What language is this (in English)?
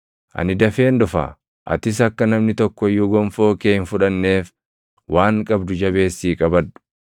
Oromo